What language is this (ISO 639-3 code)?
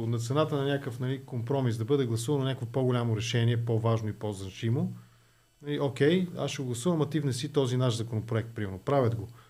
bul